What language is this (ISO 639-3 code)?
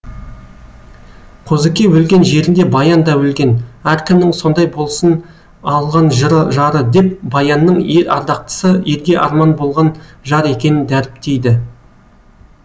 kaz